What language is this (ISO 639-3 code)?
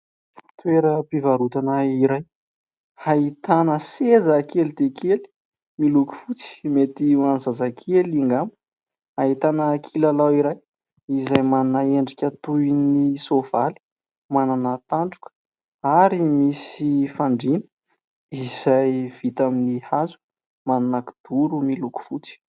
mlg